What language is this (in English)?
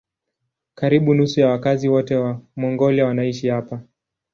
Swahili